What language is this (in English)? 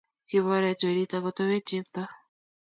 Kalenjin